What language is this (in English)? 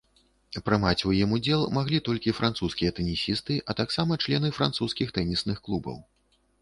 Belarusian